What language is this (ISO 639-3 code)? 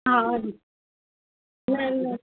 snd